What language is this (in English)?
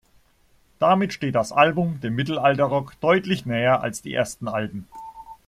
German